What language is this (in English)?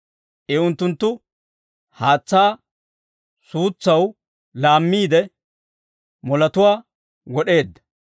Dawro